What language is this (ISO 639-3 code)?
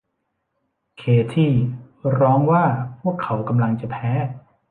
tha